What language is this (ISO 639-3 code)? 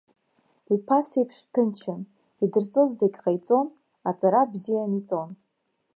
abk